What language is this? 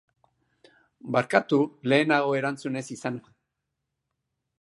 Basque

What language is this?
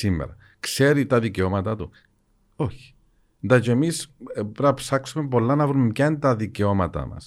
Greek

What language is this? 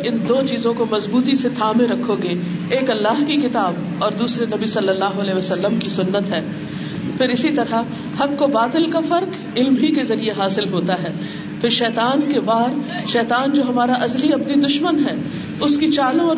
Urdu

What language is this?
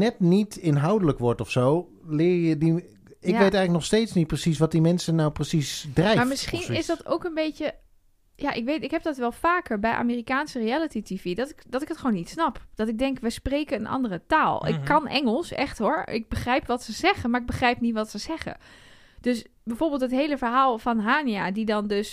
Dutch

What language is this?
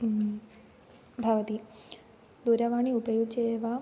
Sanskrit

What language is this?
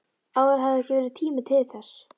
Icelandic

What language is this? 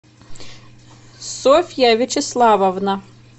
Russian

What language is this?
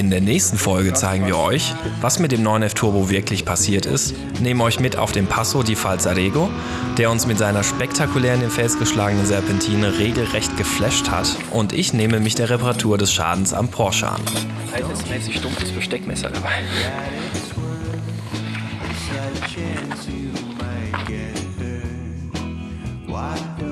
German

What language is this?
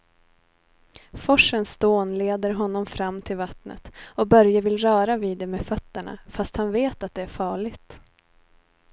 Swedish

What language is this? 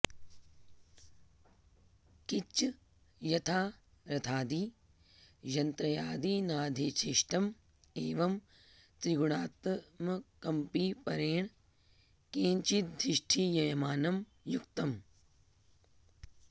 Sanskrit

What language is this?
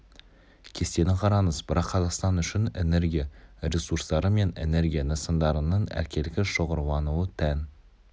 Kazakh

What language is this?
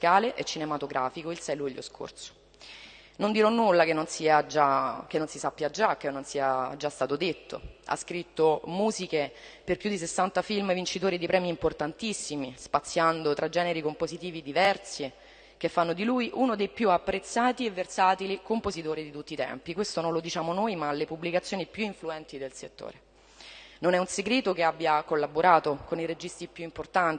Italian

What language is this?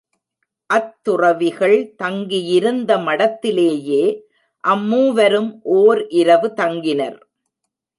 Tamil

